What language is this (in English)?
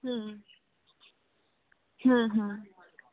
Gujarati